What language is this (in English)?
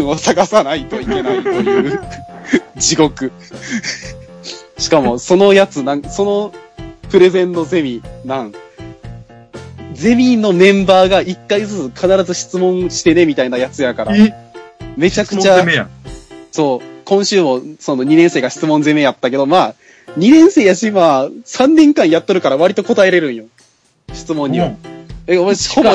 Japanese